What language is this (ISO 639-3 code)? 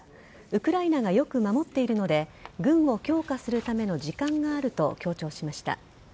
jpn